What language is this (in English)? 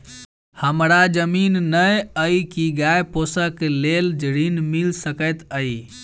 Maithili